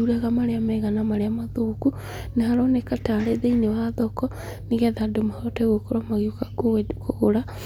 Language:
Kikuyu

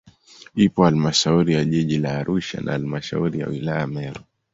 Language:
Swahili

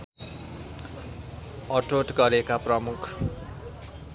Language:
Nepali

